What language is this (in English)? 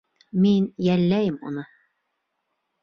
Bashkir